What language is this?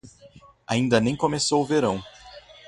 Portuguese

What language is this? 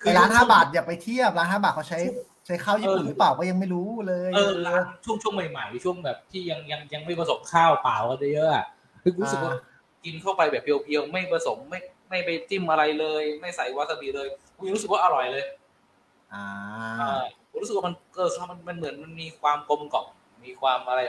Thai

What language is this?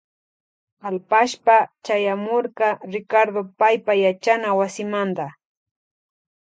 Loja Highland Quichua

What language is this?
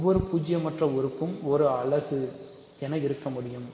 Tamil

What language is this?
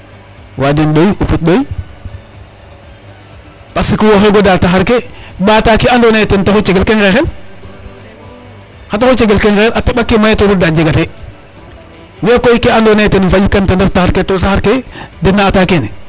Serer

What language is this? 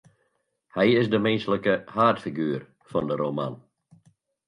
Western Frisian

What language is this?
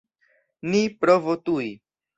Esperanto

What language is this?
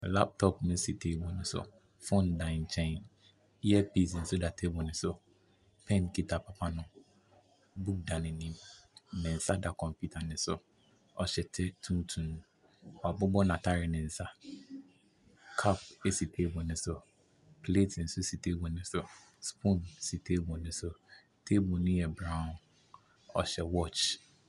Akan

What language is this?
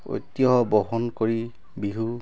Assamese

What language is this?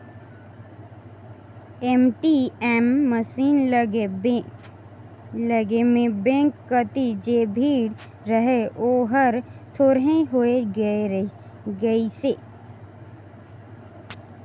Chhattisgarhi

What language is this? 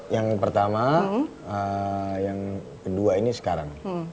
Indonesian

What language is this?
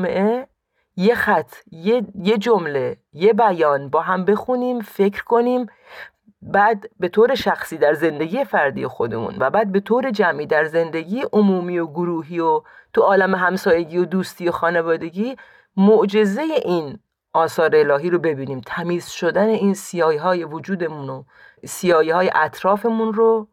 Persian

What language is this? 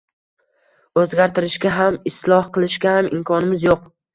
Uzbek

